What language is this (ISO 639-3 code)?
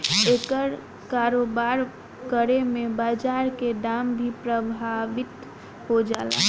bho